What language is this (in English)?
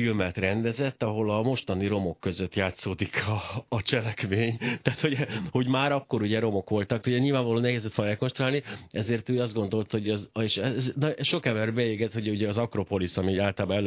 Hungarian